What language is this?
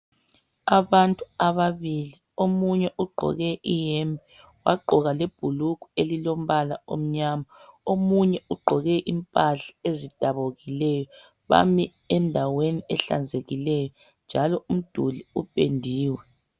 North Ndebele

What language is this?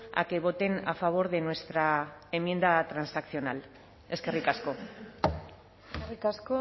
Spanish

